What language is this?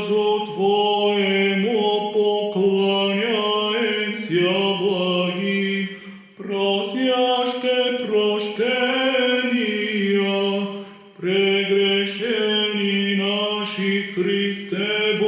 Romanian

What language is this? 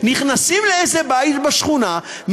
Hebrew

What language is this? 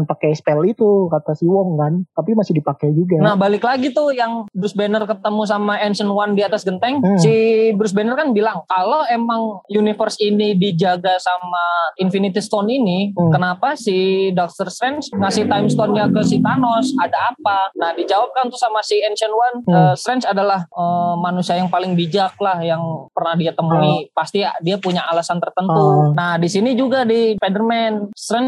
Indonesian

